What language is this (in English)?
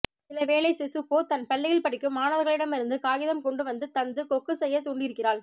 Tamil